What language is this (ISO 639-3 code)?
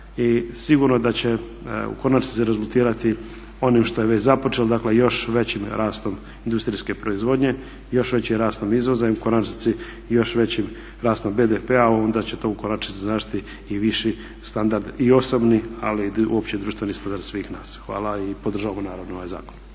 hrv